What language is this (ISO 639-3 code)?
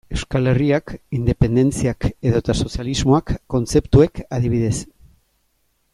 eus